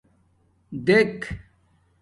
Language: Domaaki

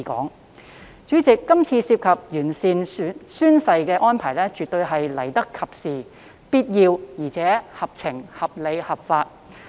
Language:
Cantonese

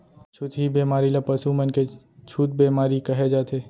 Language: Chhattisgarhi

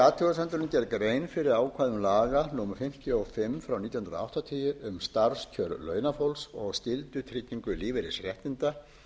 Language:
Icelandic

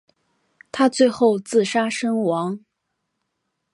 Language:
Chinese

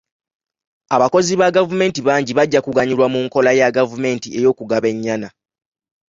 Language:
Ganda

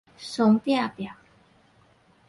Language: Min Nan Chinese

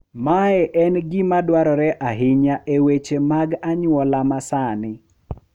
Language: Luo (Kenya and Tanzania)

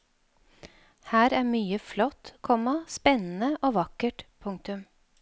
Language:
Norwegian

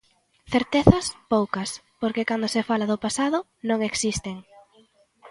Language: Galician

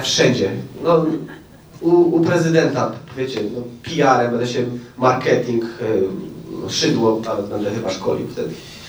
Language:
Polish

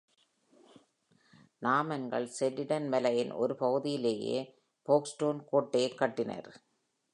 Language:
Tamil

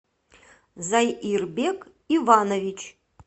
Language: Russian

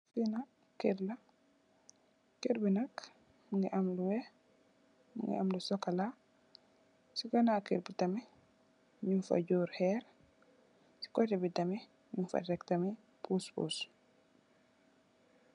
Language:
Wolof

